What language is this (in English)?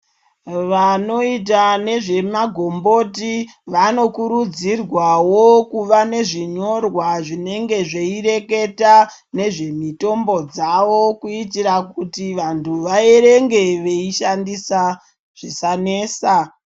Ndau